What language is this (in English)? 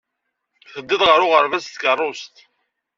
Kabyle